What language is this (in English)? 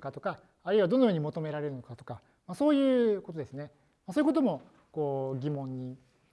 Japanese